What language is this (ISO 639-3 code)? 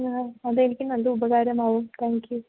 mal